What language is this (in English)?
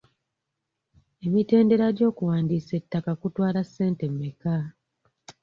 Ganda